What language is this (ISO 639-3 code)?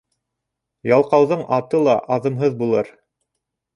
bak